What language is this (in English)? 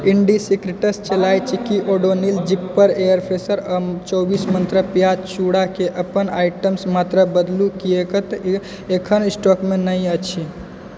Maithili